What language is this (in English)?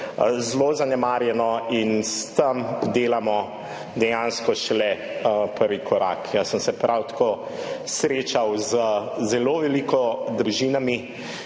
Slovenian